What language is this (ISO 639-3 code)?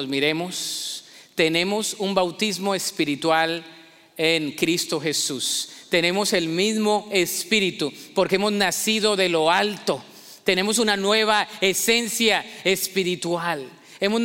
spa